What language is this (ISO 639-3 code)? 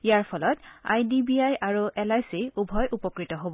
asm